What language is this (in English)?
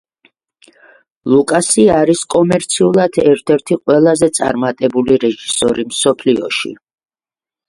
Georgian